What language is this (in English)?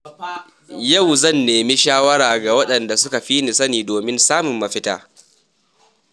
Hausa